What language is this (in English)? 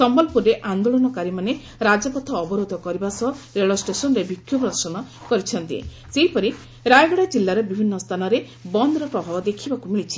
Odia